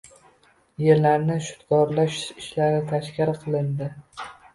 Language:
Uzbek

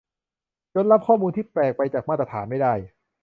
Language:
Thai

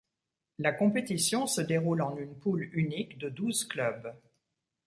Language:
French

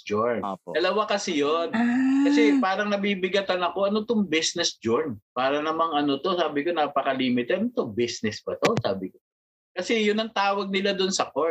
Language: Filipino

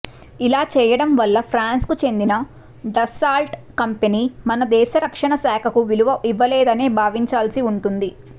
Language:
Telugu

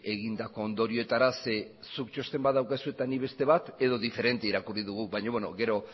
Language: Basque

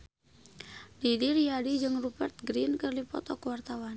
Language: Sundanese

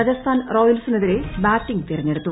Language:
Malayalam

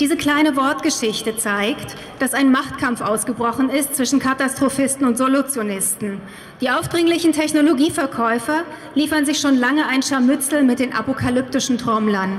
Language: German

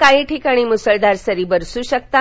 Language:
Marathi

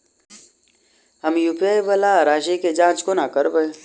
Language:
Maithili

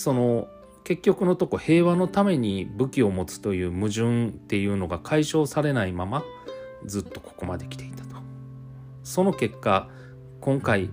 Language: Japanese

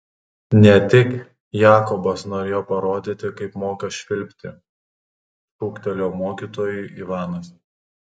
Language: Lithuanian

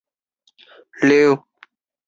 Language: Chinese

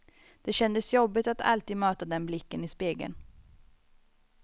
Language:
Swedish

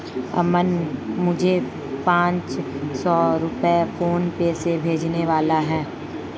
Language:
Hindi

